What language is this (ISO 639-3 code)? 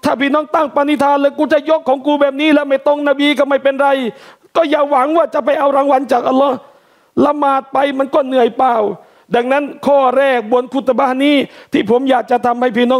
tha